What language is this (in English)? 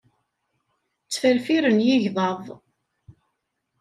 Kabyle